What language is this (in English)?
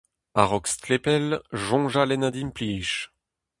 Breton